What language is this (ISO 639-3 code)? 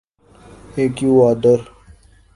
urd